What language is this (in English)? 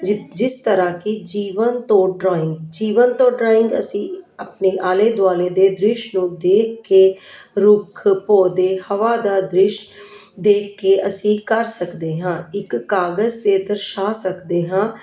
Punjabi